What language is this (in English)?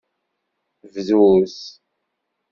Kabyle